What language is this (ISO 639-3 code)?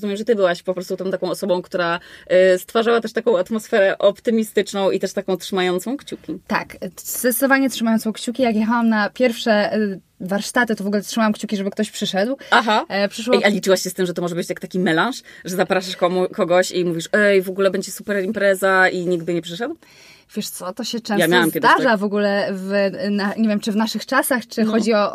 pol